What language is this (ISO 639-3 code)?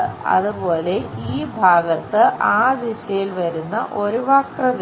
mal